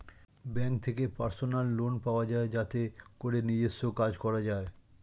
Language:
Bangla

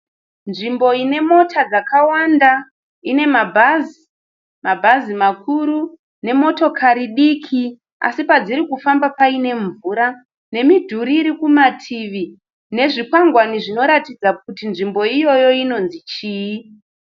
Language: Shona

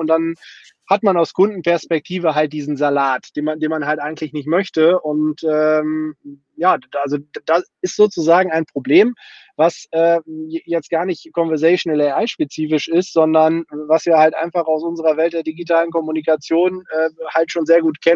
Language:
German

